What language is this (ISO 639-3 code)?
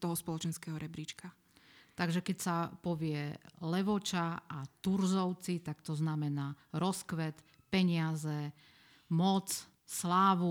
slk